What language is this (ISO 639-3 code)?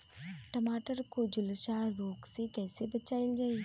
bho